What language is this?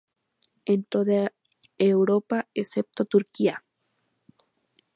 Spanish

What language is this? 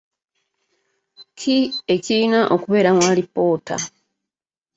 Ganda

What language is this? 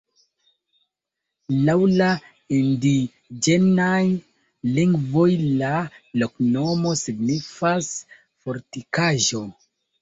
Esperanto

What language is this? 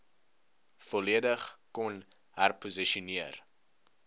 Afrikaans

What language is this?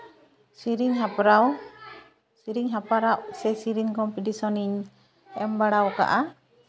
Santali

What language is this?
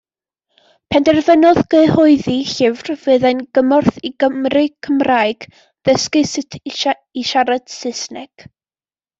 Welsh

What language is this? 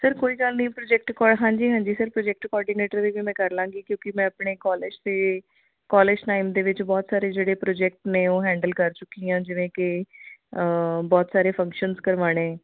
Punjabi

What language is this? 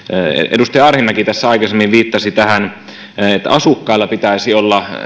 Finnish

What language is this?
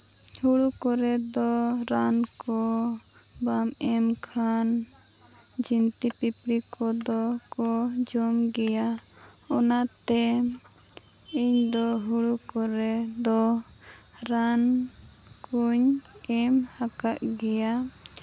Santali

